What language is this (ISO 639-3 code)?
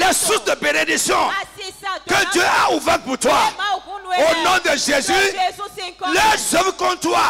fra